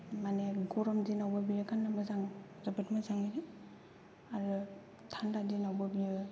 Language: Bodo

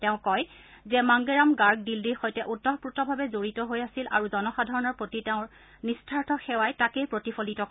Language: Assamese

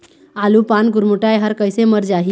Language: Chhattisgarhi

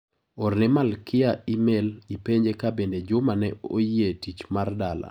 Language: Luo (Kenya and Tanzania)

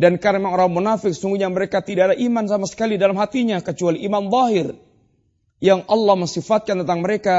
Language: Malay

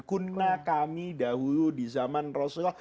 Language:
Indonesian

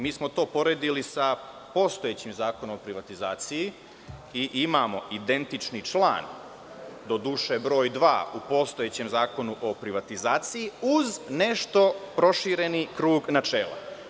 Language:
Serbian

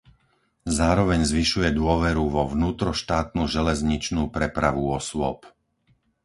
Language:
Slovak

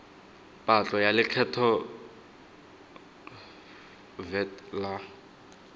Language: Tswana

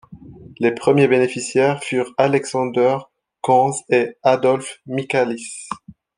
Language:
French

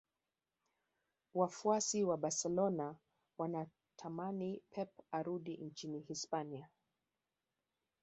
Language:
Swahili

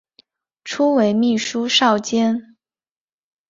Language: Chinese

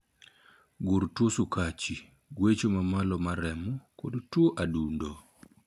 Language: Luo (Kenya and Tanzania)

